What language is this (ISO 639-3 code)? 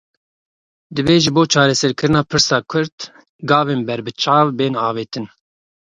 kur